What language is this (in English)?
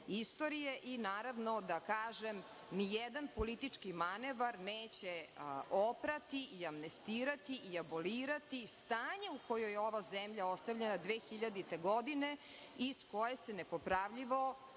Serbian